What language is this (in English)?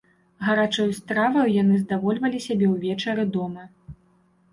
Belarusian